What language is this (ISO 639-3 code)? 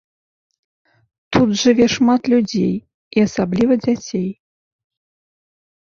bel